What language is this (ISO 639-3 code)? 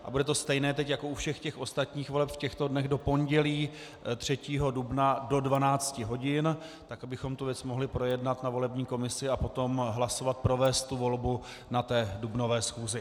ces